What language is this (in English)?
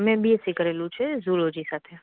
Gujarati